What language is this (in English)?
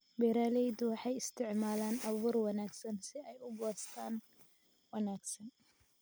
Somali